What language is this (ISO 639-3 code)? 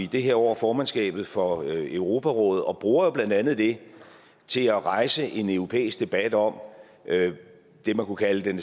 dan